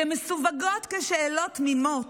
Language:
Hebrew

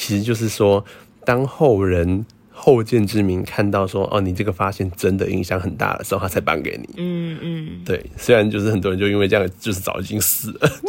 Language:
Chinese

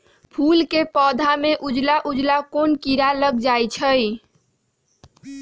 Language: Magahi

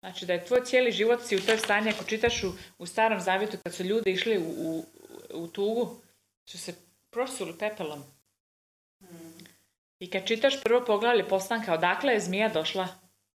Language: Croatian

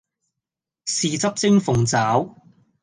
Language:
Cantonese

